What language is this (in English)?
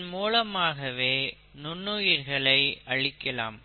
Tamil